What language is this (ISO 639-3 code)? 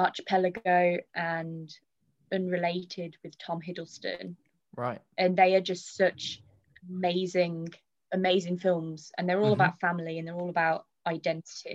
eng